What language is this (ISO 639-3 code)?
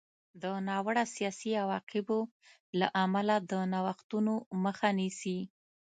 pus